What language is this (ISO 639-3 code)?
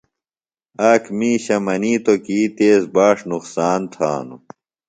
phl